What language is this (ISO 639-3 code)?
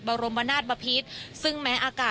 tha